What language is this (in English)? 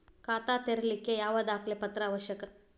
Kannada